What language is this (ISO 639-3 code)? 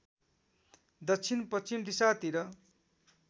nep